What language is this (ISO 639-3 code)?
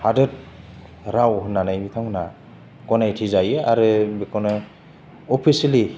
brx